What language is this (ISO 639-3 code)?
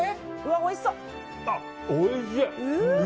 jpn